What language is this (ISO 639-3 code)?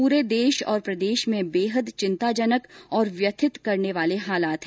hin